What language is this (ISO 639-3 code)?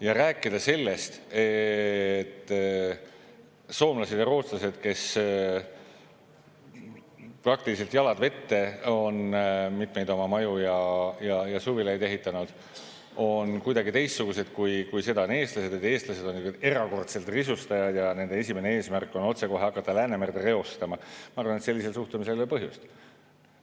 est